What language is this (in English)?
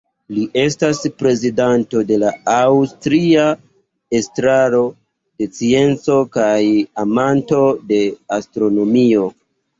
Esperanto